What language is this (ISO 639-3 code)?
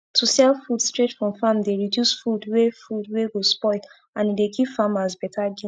pcm